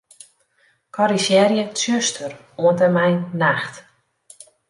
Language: Western Frisian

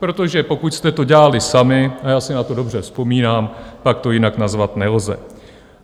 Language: Czech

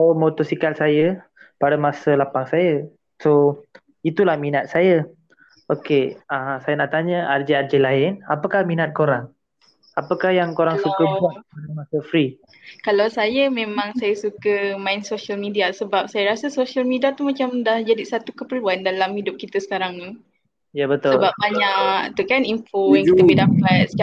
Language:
Malay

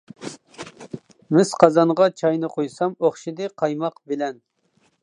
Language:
Uyghur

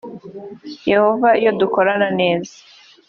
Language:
Kinyarwanda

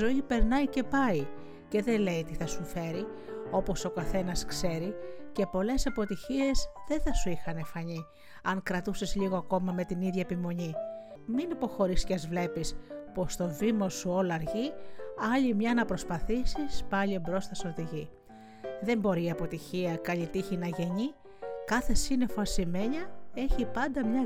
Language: Greek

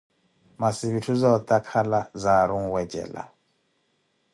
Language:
Koti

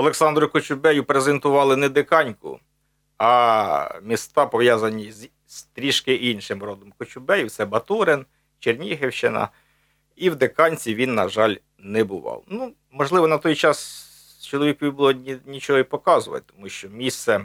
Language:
Ukrainian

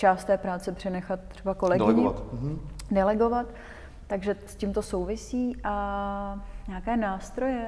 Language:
Czech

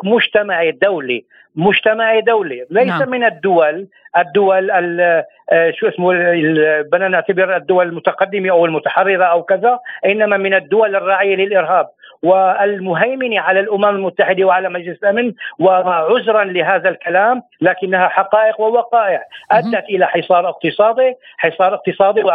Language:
Arabic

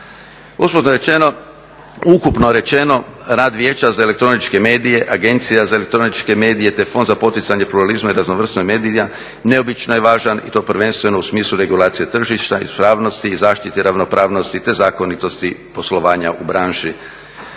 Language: Croatian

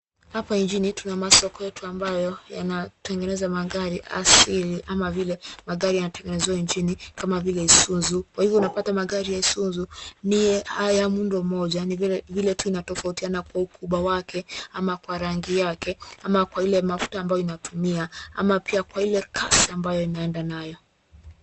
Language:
Swahili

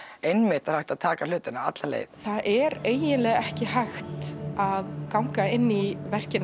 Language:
Icelandic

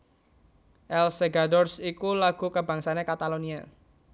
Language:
Javanese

